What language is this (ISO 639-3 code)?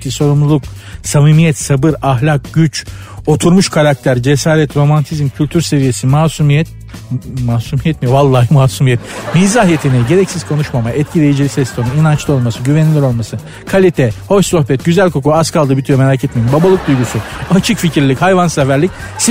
tur